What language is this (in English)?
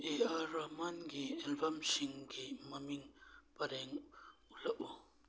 Manipuri